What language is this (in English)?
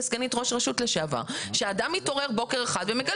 Hebrew